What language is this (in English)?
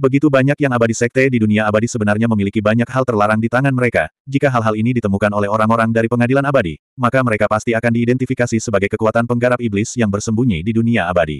Indonesian